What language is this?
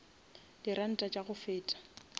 Northern Sotho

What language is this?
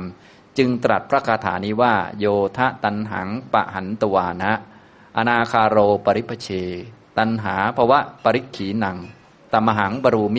Thai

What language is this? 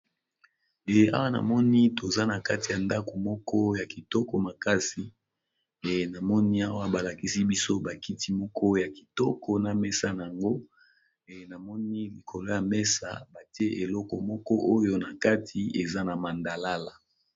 Lingala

